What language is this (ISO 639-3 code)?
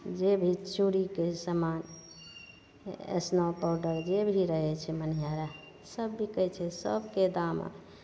mai